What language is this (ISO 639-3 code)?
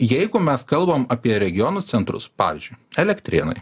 lit